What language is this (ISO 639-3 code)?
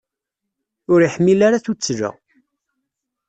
kab